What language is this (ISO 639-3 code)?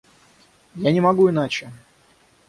rus